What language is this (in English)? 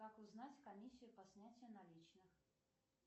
Russian